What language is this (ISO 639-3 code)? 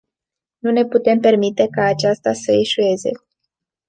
ron